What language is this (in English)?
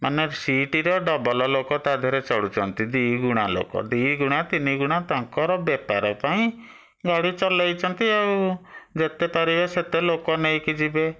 Odia